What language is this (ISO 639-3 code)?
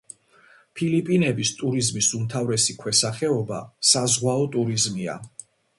kat